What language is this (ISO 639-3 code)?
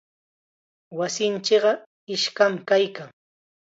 qxa